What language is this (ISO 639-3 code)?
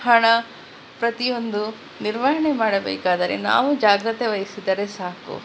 kan